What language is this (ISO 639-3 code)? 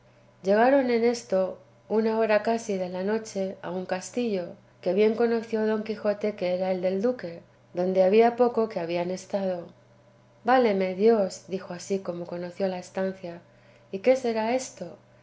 spa